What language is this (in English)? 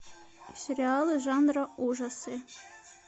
Russian